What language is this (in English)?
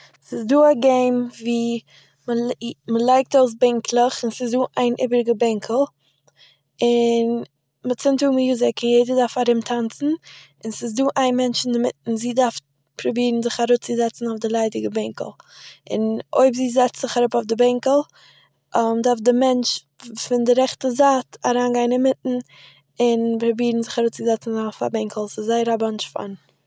Yiddish